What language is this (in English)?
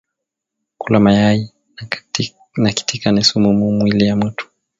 Swahili